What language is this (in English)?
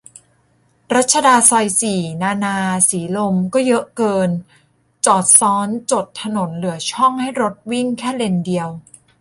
Thai